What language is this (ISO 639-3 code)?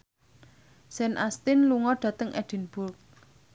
jav